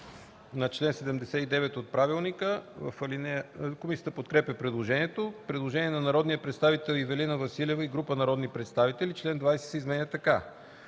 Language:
Bulgarian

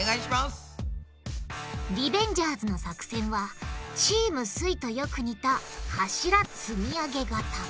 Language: Japanese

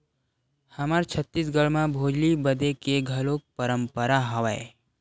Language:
Chhattisgarhi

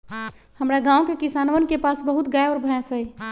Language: Magahi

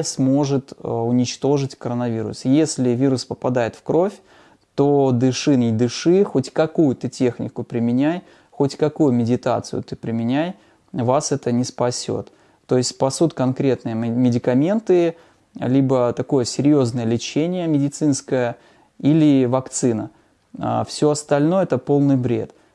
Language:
Russian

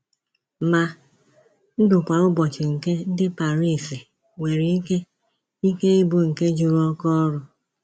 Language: Igbo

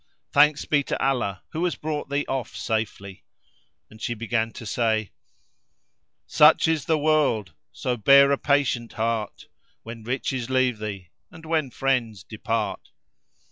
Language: English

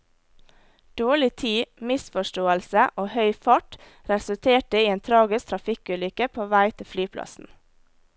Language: Norwegian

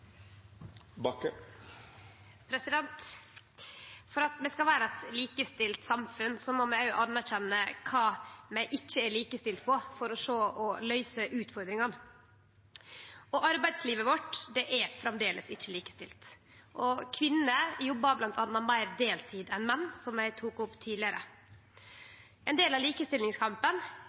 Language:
Norwegian Nynorsk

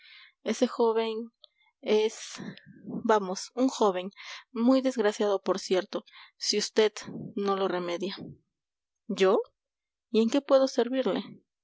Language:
Spanish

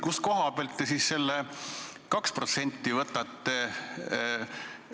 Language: Estonian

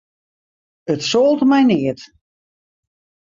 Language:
Western Frisian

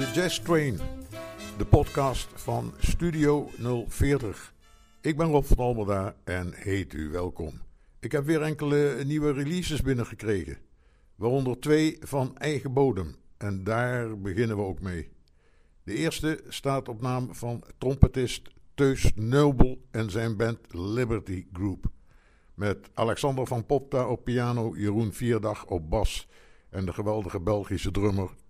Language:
Dutch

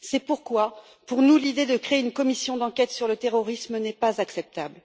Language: French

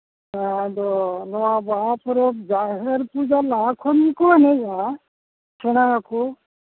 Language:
Santali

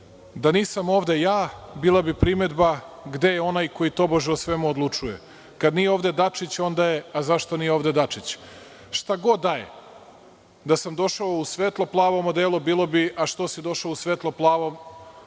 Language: Serbian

